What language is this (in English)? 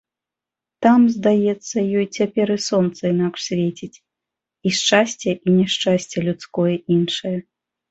Belarusian